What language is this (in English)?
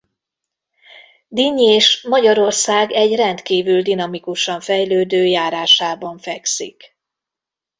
Hungarian